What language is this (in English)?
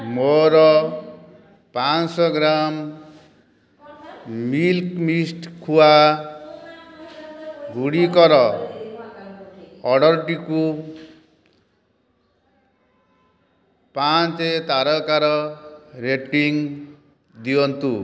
Odia